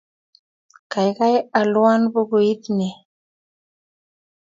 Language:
Kalenjin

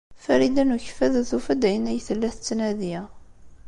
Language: Kabyle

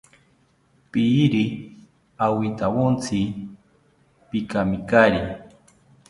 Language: South Ucayali Ashéninka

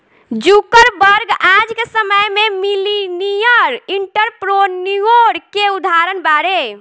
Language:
Bhojpuri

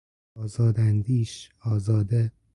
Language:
Persian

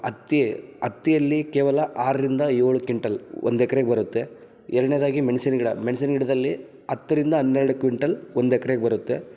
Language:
Kannada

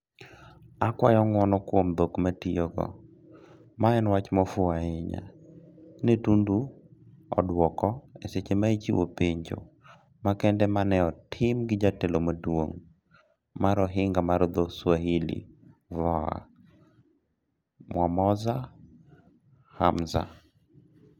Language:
Luo (Kenya and Tanzania)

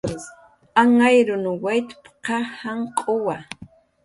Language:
Jaqaru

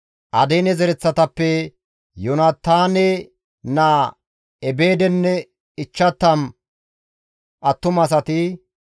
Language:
Gamo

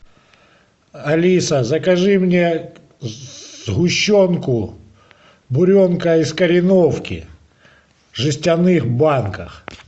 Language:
Russian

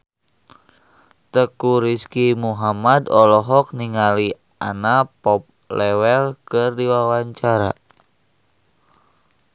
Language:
Sundanese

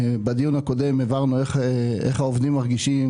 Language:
Hebrew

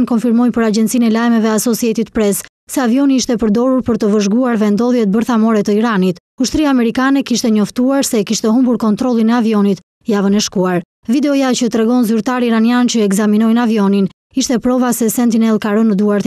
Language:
Romanian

